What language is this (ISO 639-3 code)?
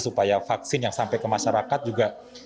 ind